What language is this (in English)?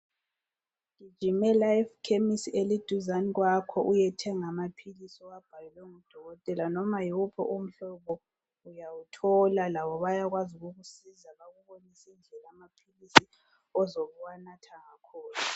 North Ndebele